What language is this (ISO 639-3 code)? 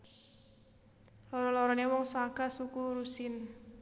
jav